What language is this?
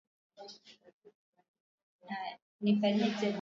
Swahili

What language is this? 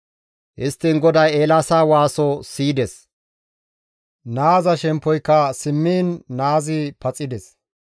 Gamo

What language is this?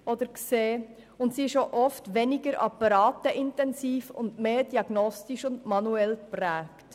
Swiss German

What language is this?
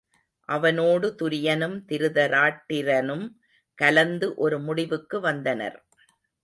Tamil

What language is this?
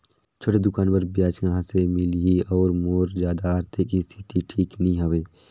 Chhattisgarhi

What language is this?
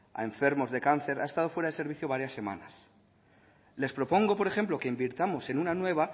Spanish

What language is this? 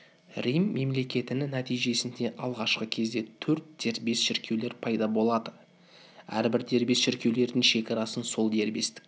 Kazakh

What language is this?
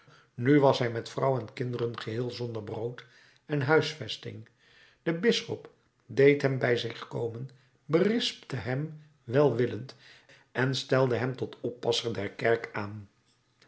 Dutch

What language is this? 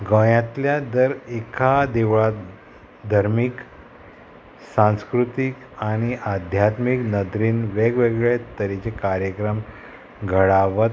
Konkani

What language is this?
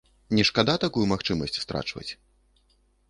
Belarusian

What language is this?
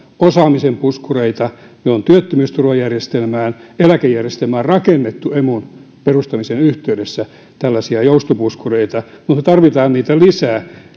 Finnish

